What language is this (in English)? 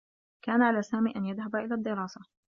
Arabic